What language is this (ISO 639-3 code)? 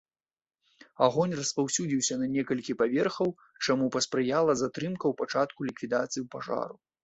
bel